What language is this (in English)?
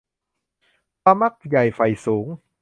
Thai